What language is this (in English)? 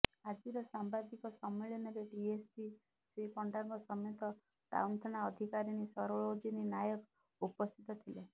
Odia